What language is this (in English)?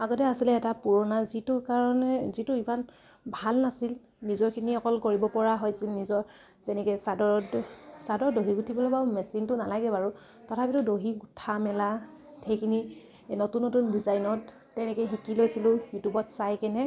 Assamese